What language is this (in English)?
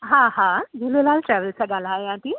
Sindhi